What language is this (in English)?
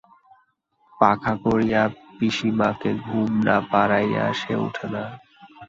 Bangla